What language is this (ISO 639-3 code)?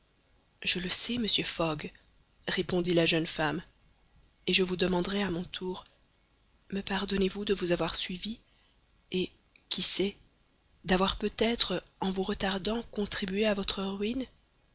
fra